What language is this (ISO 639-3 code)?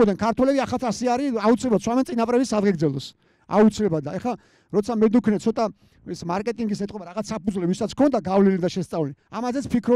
ron